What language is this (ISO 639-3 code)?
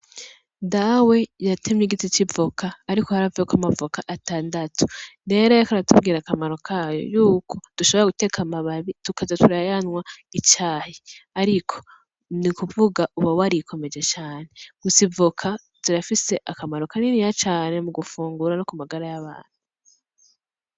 run